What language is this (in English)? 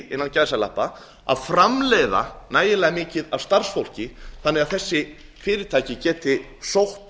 Icelandic